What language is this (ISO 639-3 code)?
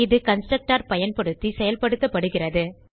tam